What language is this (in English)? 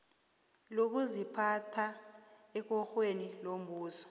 South Ndebele